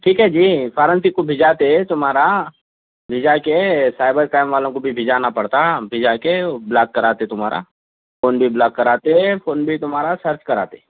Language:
Urdu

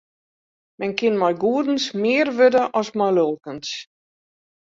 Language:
Western Frisian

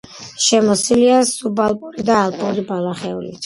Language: Georgian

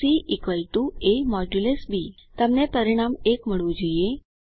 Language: Gujarati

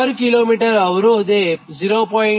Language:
Gujarati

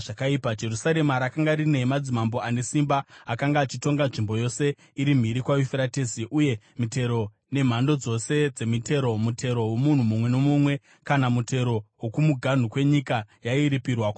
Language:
Shona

